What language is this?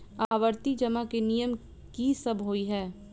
Maithili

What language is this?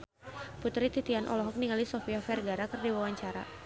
Sundanese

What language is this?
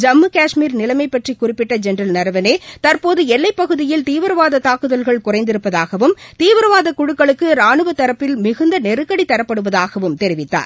Tamil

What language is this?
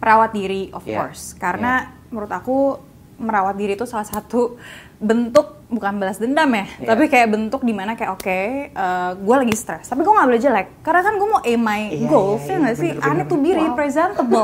Indonesian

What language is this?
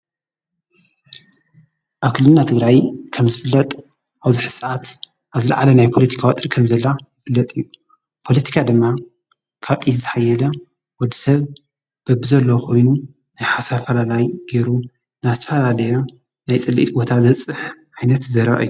Tigrinya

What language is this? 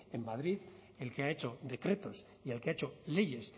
Spanish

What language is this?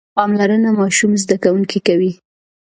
Pashto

